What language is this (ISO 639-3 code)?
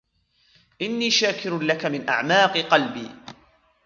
ara